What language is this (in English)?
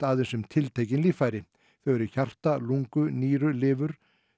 Icelandic